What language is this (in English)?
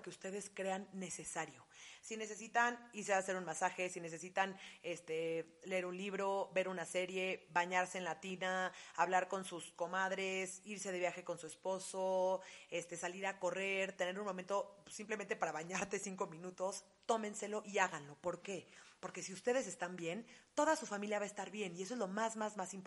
Spanish